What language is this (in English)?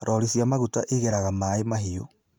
Kikuyu